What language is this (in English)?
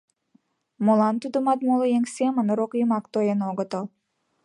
Mari